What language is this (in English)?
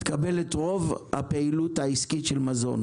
Hebrew